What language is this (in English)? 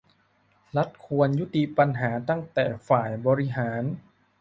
Thai